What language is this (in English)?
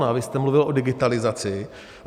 Czech